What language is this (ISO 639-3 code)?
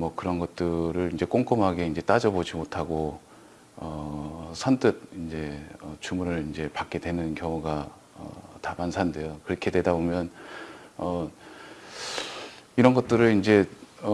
kor